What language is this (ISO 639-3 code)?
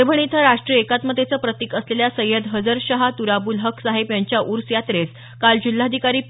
mar